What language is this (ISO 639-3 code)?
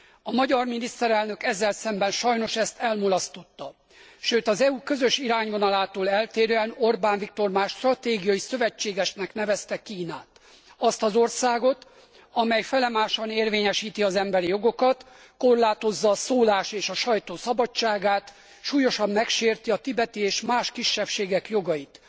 hun